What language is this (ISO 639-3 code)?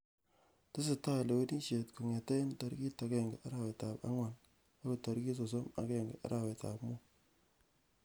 kln